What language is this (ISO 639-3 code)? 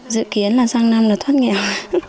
vie